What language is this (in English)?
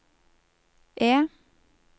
Norwegian